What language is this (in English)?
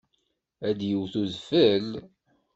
Kabyle